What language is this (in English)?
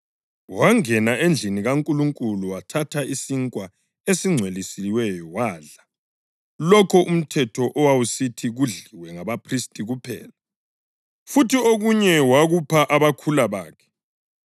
North Ndebele